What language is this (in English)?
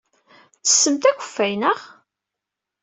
Kabyle